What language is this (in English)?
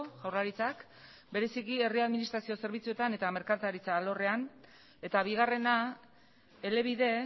Basque